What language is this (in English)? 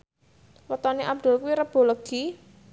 Javanese